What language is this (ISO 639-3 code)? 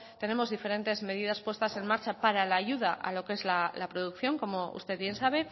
spa